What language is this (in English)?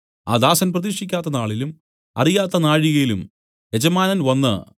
Malayalam